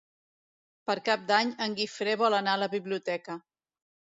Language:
Catalan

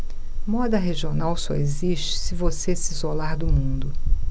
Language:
Portuguese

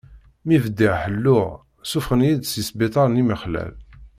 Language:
Kabyle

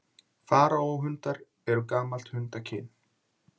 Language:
Icelandic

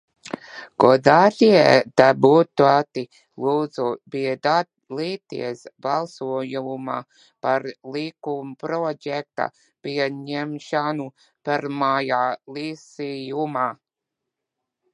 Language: Latvian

